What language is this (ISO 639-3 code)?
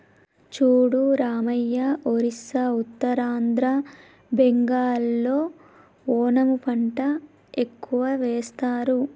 tel